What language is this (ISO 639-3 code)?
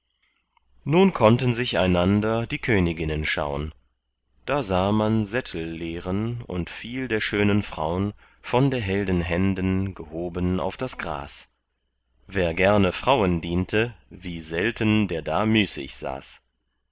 deu